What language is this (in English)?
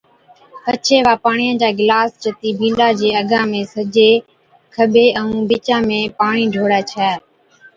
Od